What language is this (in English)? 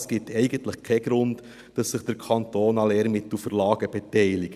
Swiss German